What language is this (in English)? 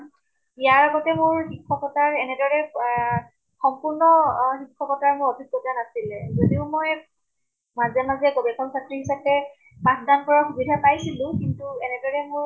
Assamese